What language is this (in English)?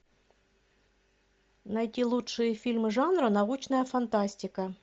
Russian